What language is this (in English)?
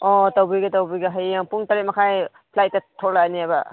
Manipuri